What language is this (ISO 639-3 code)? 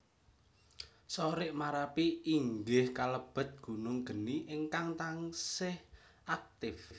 jav